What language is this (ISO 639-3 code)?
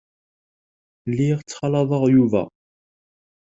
kab